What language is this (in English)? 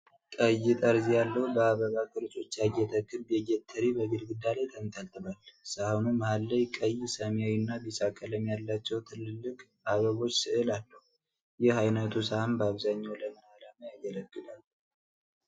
Amharic